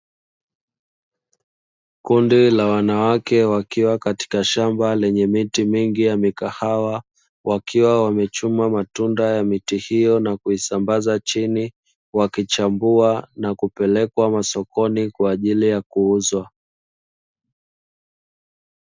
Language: Swahili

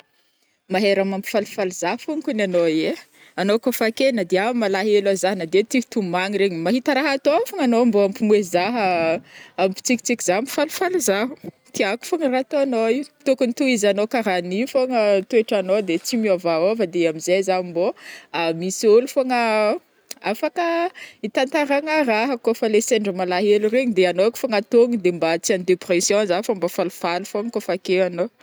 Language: Northern Betsimisaraka Malagasy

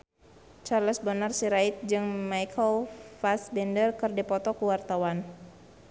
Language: Sundanese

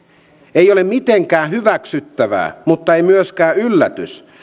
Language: Finnish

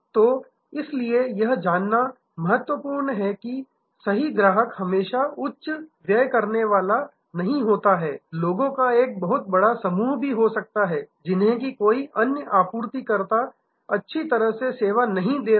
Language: Hindi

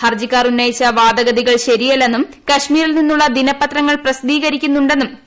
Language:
Malayalam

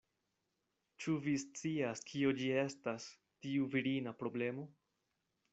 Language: Esperanto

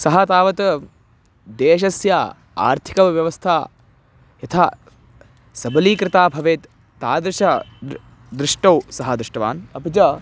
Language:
Sanskrit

